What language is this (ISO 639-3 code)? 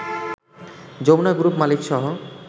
ben